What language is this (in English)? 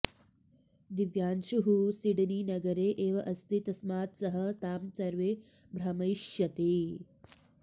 Sanskrit